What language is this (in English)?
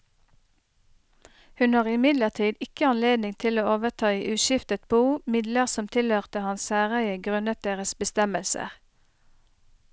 Norwegian